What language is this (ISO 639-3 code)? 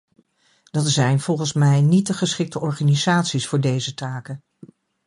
nld